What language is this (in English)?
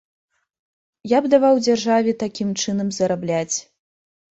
Belarusian